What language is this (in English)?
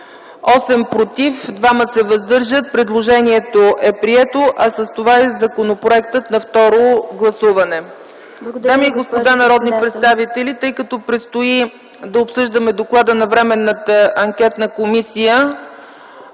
Bulgarian